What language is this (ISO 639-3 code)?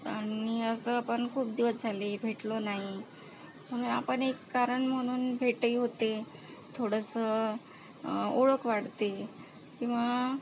mar